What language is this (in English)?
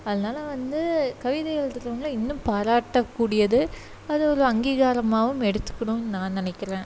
Tamil